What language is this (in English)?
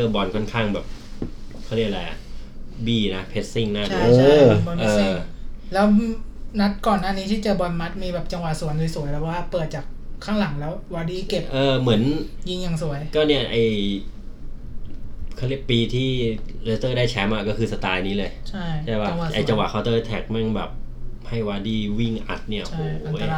Thai